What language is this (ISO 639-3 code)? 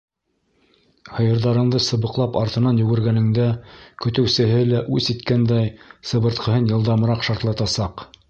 bak